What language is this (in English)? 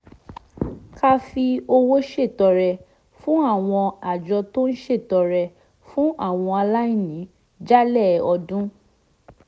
Yoruba